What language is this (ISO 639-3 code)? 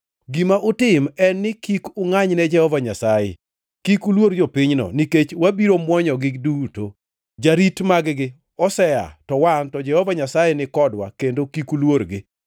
luo